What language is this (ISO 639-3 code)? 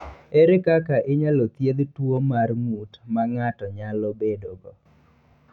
luo